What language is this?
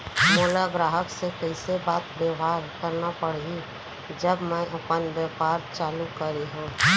Chhattisgarhi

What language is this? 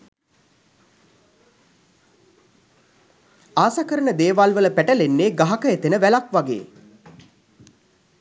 Sinhala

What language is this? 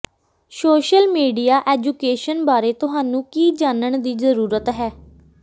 Punjabi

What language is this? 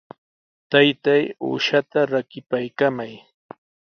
Sihuas Ancash Quechua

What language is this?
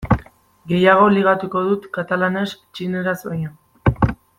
Basque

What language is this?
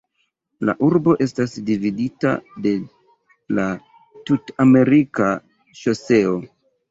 Esperanto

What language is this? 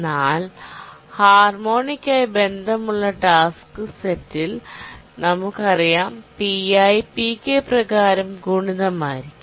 Malayalam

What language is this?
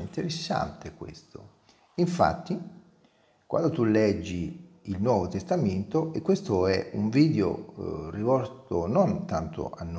Italian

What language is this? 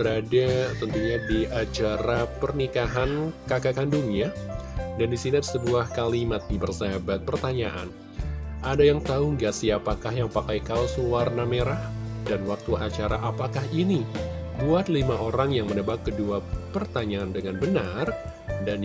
Indonesian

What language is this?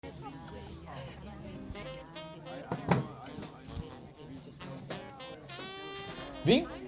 Portuguese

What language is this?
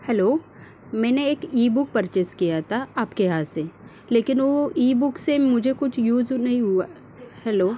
Marathi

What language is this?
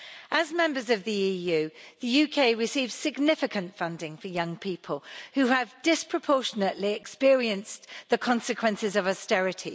English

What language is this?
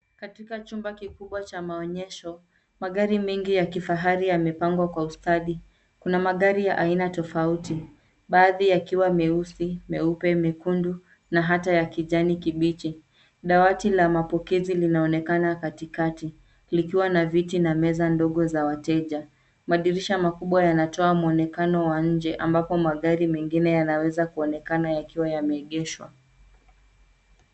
Swahili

